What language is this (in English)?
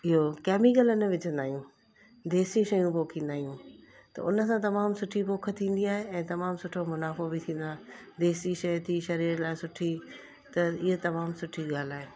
Sindhi